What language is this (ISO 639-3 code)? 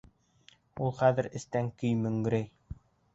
bak